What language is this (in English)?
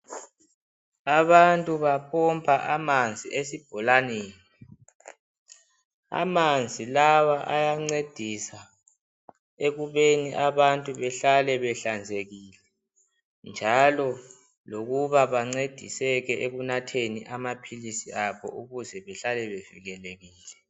North Ndebele